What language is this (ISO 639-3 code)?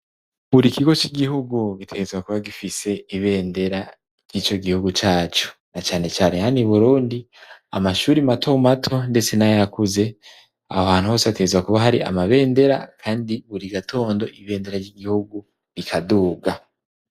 run